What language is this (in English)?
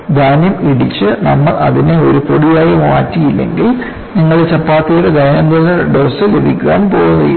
Malayalam